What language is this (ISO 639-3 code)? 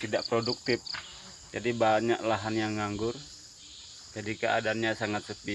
ind